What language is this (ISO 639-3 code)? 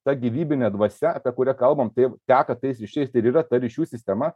lit